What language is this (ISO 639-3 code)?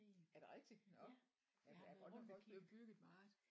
dan